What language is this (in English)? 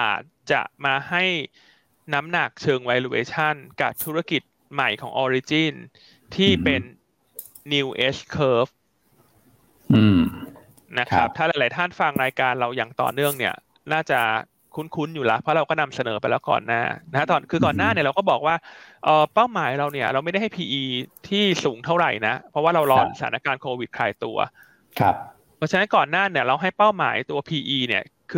Thai